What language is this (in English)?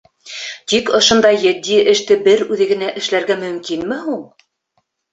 Bashkir